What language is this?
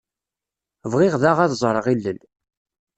Kabyle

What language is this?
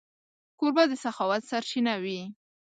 Pashto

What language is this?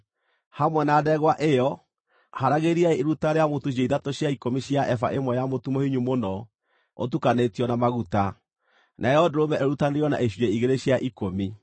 Kikuyu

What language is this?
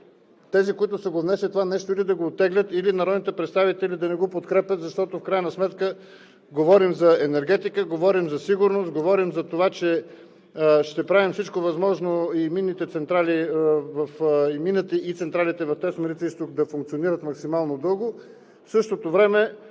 Bulgarian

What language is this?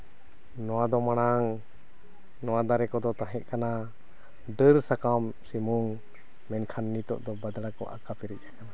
Santali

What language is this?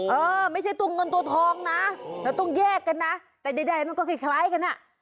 Thai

